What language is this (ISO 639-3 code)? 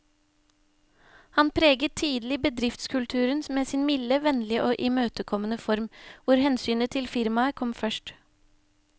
nor